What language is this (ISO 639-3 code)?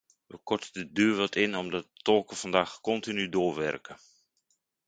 nld